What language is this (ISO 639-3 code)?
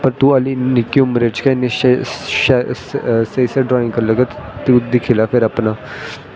doi